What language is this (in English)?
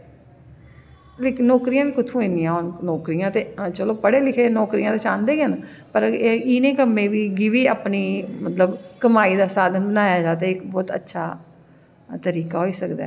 Dogri